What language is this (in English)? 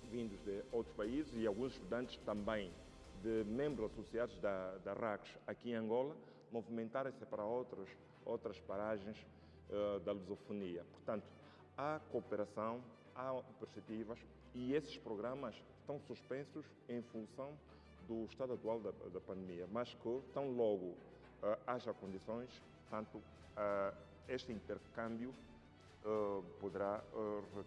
Portuguese